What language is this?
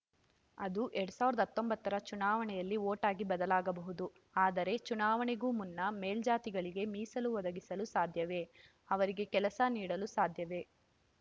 Kannada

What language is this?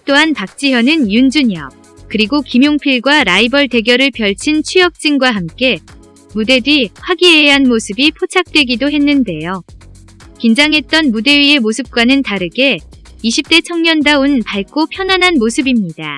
Korean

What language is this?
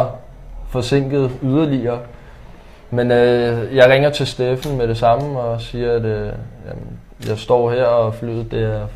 Danish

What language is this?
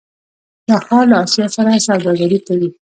Pashto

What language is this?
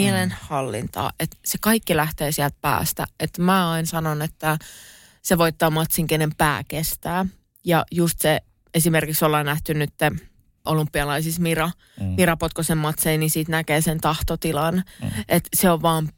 Finnish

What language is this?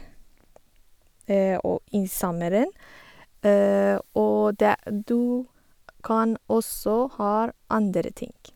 Norwegian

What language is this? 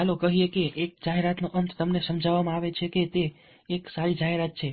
Gujarati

